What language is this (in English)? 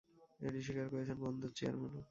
Bangla